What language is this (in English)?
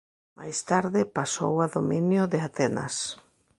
Galician